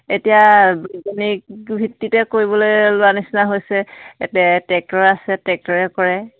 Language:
Assamese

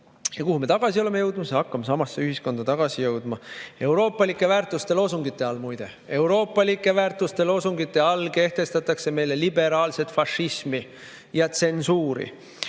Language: Estonian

